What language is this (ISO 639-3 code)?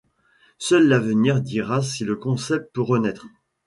fra